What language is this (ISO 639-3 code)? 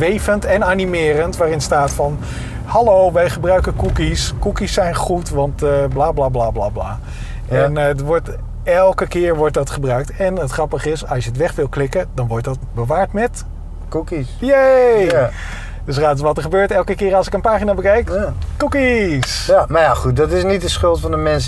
nld